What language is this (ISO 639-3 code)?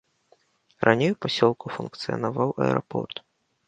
bel